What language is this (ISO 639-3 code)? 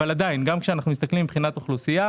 heb